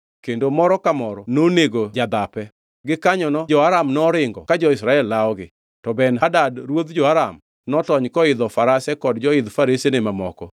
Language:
Luo (Kenya and Tanzania)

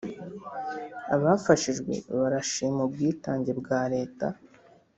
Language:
Kinyarwanda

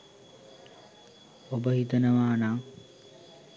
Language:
Sinhala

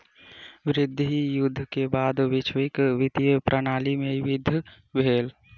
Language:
Maithili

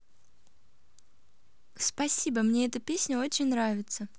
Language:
Russian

